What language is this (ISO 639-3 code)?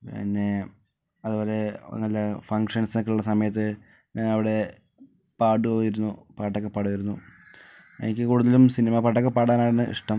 mal